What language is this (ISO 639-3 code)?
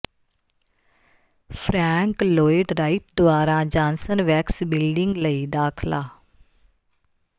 pan